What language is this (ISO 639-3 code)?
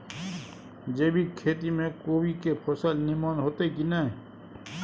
mai